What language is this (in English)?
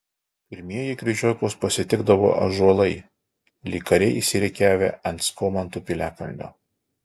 Lithuanian